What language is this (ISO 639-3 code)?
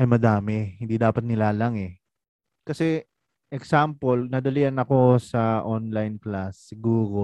fil